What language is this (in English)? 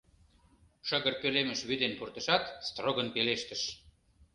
Mari